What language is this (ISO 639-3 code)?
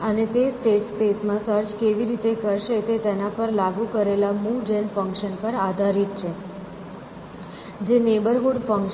guj